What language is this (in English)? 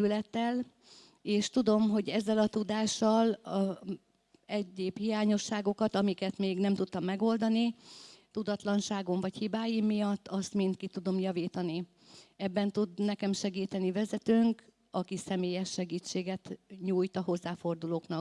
Hungarian